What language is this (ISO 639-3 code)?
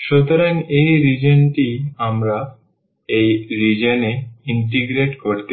ben